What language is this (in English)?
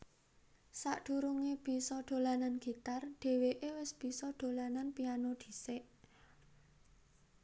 Javanese